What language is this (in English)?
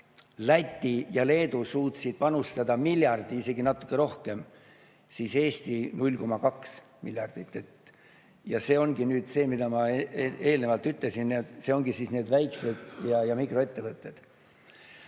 Estonian